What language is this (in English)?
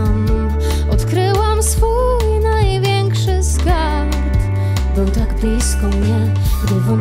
Polish